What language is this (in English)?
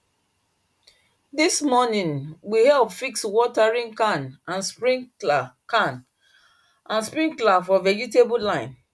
Nigerian Pidgin